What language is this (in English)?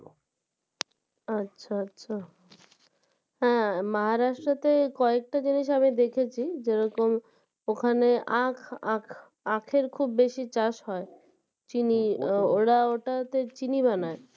Bangla